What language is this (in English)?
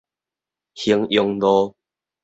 Min Nan Chinese